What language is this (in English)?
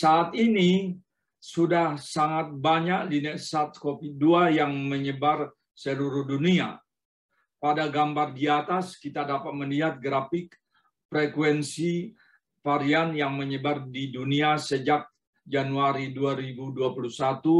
Indonesian